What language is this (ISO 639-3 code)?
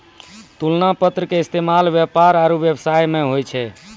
mai